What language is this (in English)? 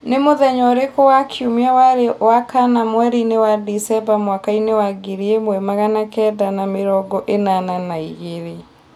Kikuyu